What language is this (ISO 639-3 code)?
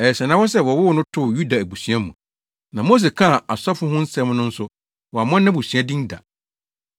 aka